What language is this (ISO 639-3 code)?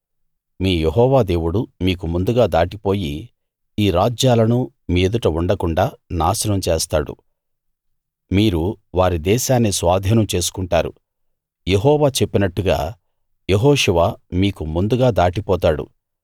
tel